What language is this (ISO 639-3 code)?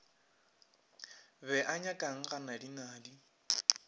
nso